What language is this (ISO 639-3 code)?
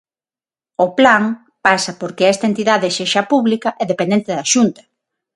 glg